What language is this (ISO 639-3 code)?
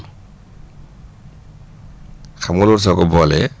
wol